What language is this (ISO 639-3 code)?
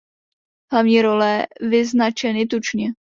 ces